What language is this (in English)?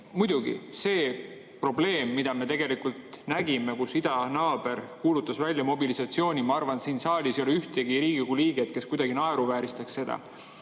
Estonian